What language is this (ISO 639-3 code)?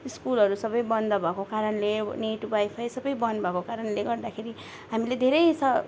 nep